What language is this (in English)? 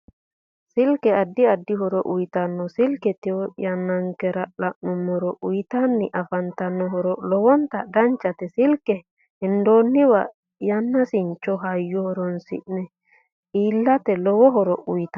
Sidamo